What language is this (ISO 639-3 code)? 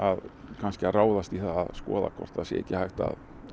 isl